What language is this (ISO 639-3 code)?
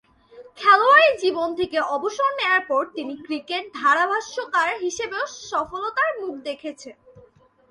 ben